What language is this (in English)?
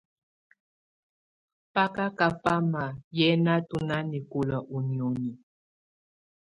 Tunen